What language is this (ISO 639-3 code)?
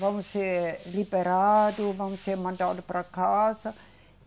por